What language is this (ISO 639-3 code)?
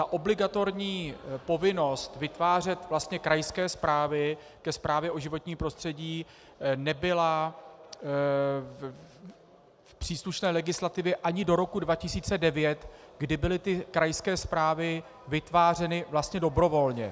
ces